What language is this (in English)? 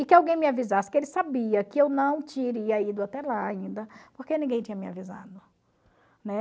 Portuguese